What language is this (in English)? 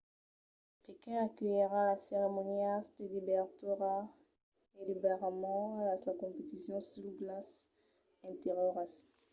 Occitan